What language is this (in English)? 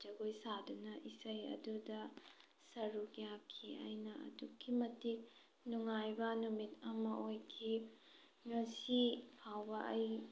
Manipuri